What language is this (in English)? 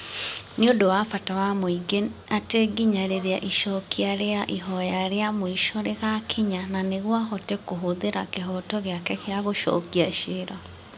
Kikuyu